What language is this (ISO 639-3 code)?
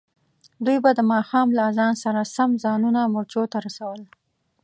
pus